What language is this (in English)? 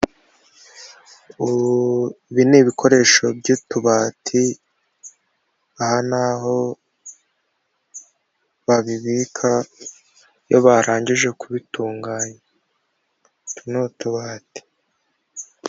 Kinyarwanda